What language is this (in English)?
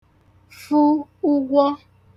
Igbo